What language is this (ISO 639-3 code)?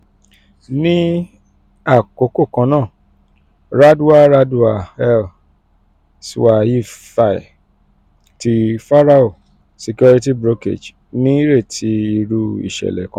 yor